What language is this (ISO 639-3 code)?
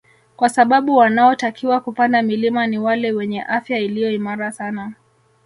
swa